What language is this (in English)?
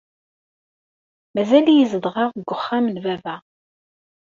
Kabyle